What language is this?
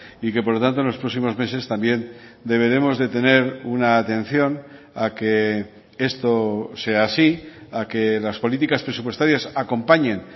Spanish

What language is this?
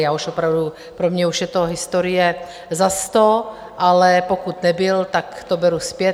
Czech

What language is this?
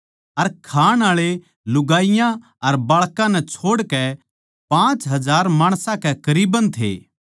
Haryanvi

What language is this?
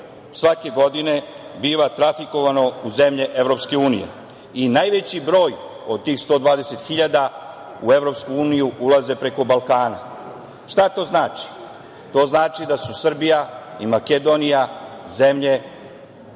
Serbian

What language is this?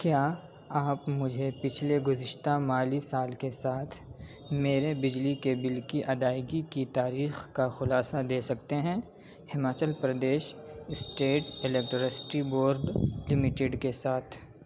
Urdu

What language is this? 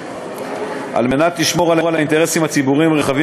Hebrew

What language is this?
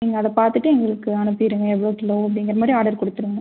Tamil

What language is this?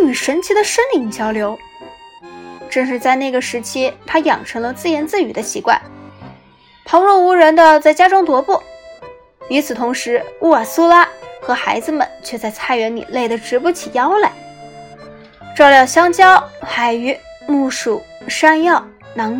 Chinese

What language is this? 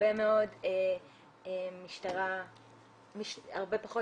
Hebrew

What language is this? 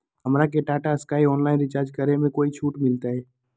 Magahi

